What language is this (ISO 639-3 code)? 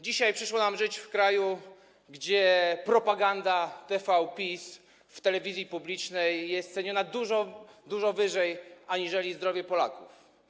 pol